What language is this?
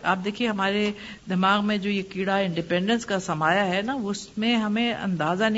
Urdu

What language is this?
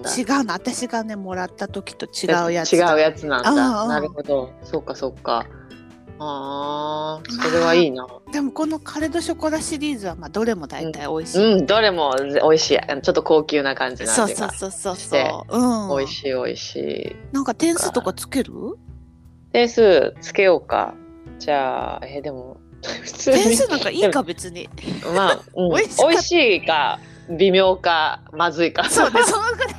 Japanese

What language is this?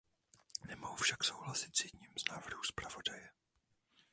Czech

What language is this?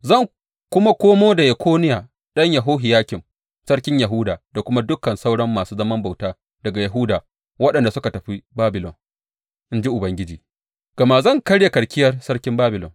Hausa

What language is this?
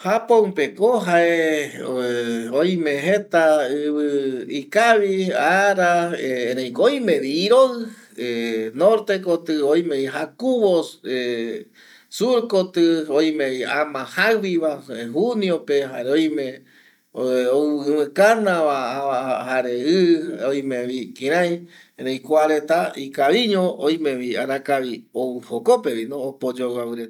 Eastern Bolivian Guaraní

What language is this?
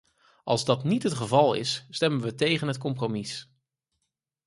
Dutch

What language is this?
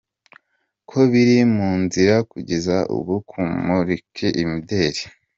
Kinyarwanda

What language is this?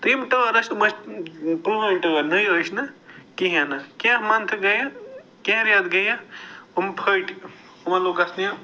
Kashmiri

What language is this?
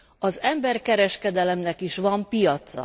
Hungarian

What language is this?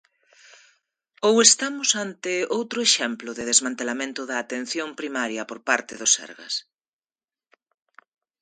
Galician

